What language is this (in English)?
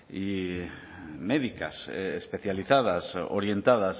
Spanish